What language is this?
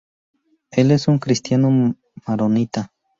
Spanish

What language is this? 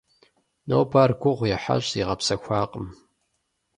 Kabardian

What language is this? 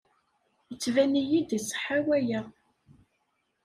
Kabyle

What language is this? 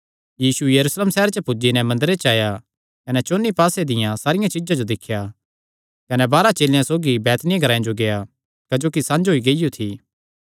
Kangri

